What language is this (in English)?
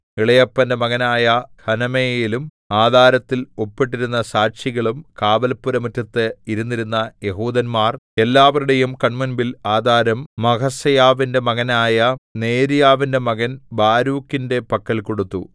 Malayalam